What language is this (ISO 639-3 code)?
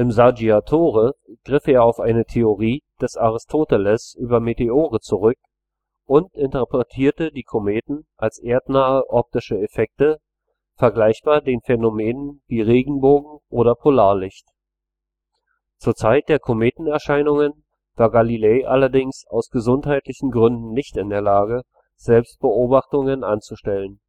deu